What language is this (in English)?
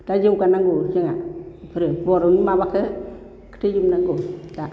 Bodo